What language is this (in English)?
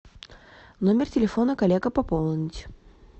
Russian